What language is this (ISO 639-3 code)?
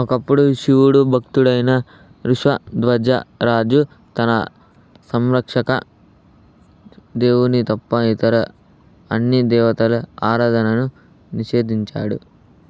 tel